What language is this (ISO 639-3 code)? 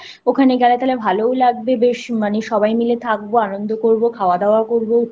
ben